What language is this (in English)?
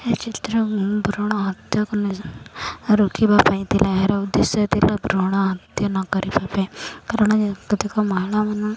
Odia